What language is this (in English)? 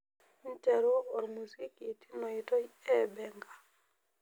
Masai